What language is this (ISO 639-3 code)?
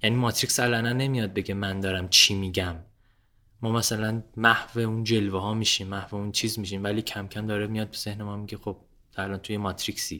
fas